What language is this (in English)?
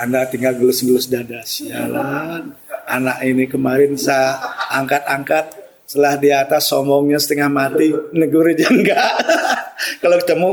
Indonesian